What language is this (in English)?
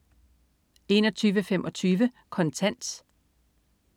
Danish